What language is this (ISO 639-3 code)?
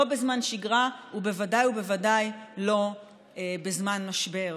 heb